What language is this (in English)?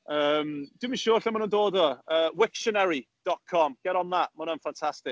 Welsh